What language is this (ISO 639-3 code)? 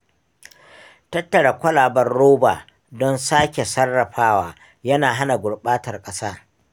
hau